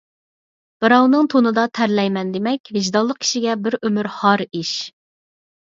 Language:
Uyghur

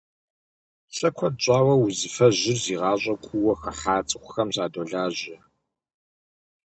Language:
Kabardian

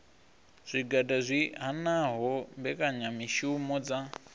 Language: Venda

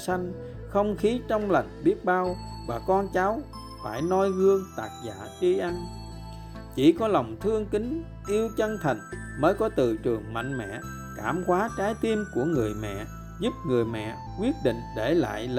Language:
Vietnamese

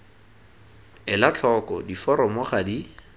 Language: Tswana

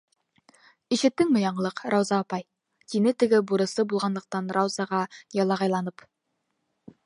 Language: Bashkir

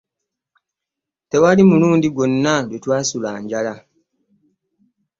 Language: Ganda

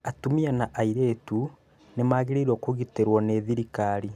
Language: Kikuyu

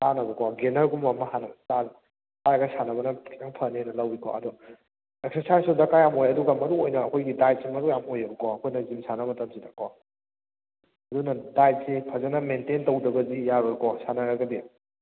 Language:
Manipuri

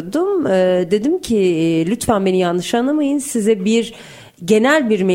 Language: Turkish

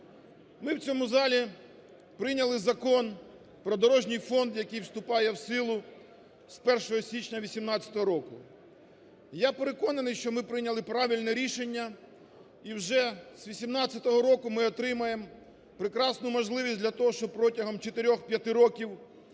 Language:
Ukrainian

